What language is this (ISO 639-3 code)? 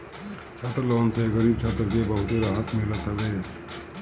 bho